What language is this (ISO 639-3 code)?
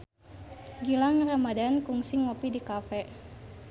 sun